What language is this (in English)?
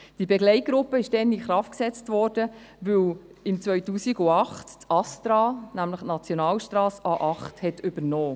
Swiss German